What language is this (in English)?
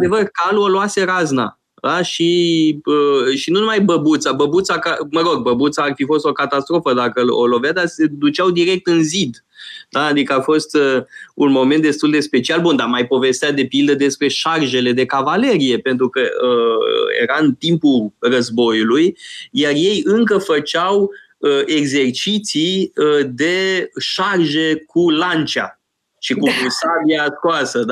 Romanian